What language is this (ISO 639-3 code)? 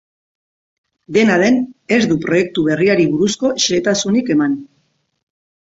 eus